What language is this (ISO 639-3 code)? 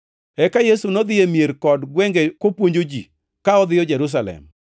luo